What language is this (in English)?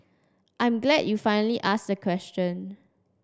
English